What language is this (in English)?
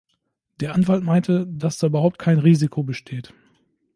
German